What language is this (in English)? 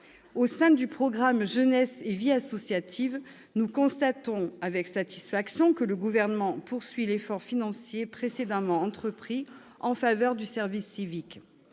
French